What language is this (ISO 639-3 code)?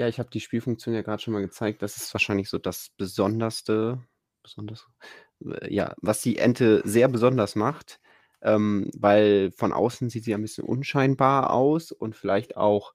deu